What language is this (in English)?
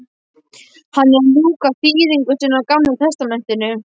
Icelandic